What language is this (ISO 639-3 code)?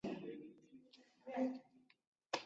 zho